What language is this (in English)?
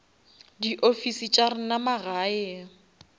Northern Sotho